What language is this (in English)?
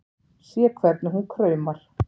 Icelandic